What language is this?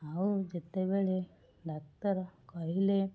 Odia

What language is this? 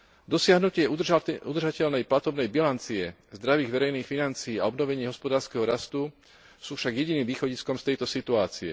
Slovak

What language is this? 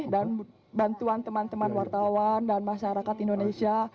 Indonesian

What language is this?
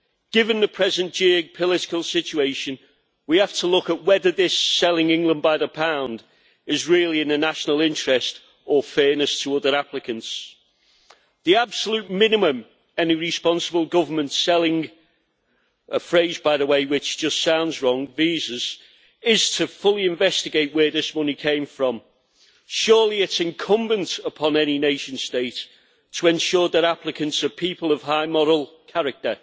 English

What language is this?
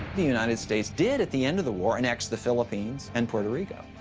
English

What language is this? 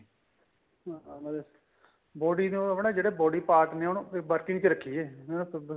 Punjabi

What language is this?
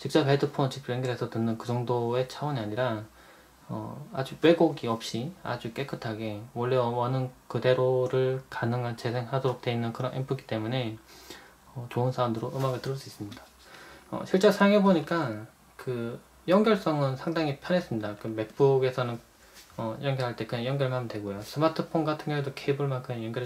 Korean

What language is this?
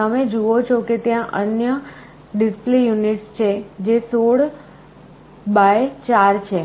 Gujarati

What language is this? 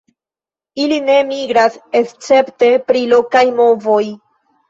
Esperanto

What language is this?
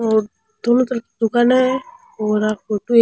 Rajasthani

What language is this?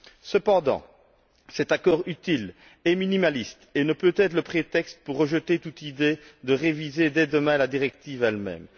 French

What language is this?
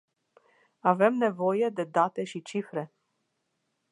Romanian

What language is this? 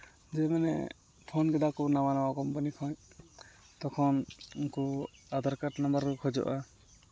Santali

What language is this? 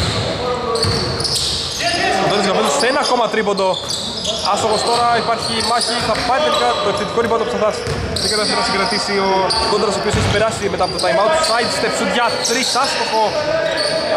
Greek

